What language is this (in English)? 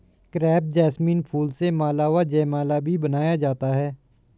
Hindi